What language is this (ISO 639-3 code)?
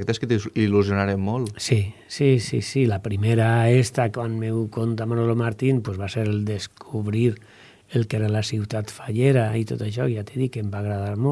spa